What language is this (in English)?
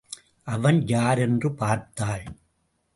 Tamil